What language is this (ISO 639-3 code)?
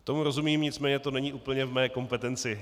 ces